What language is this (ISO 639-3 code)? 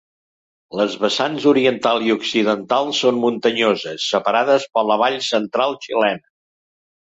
cat